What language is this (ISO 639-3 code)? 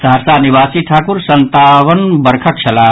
mai